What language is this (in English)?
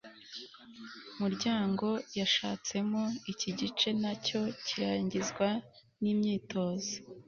Kinyarwanda